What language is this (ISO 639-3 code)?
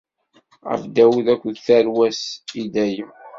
kab